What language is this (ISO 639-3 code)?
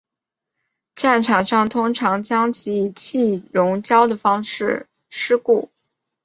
zho